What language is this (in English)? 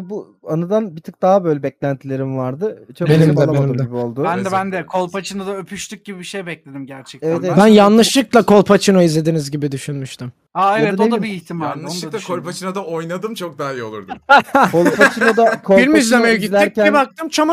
Turkish